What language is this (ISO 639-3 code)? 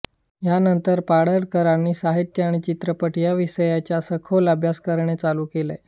mar